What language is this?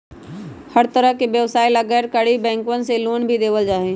Magahi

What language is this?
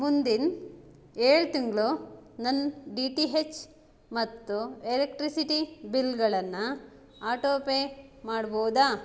Kannada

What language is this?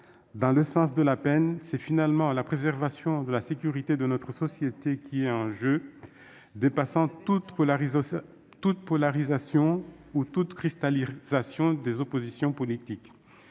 French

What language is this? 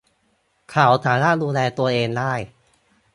Thai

